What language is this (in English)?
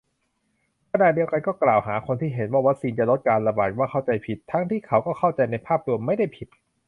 Thai